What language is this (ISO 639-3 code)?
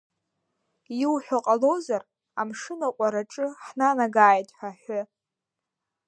abk